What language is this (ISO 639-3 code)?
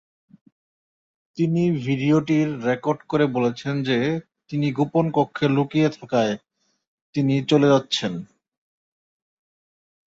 ben